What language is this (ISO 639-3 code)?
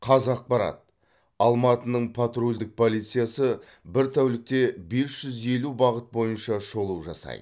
kaz